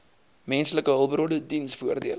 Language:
Afrikaans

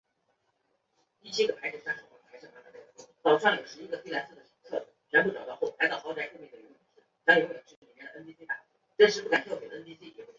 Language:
Chinese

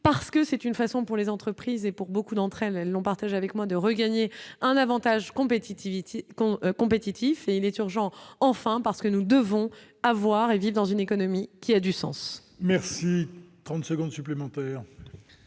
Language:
French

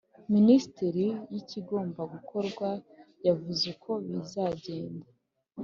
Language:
Kinyarwanda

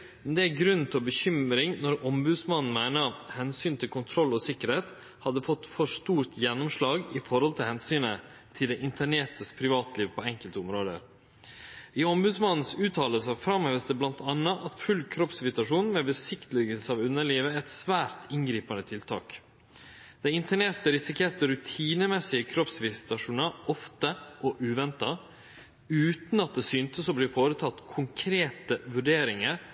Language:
Norwegian Nynorsk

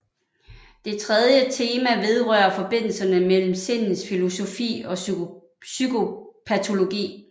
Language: Danish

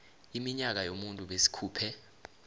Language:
South Ndebele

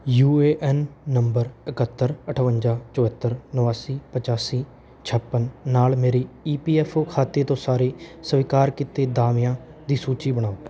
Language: Punjabi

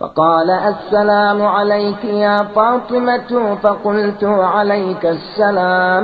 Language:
Arabic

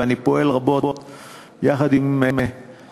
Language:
Hebrew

